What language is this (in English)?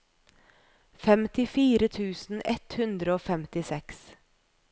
Norwegian